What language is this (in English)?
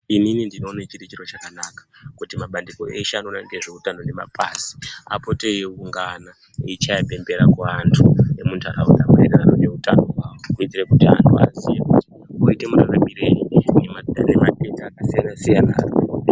Ndau